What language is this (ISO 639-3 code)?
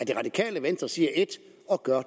dan